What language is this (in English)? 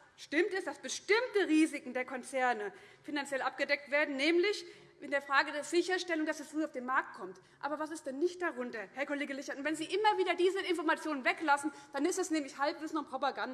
German